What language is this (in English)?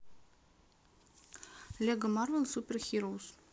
Russian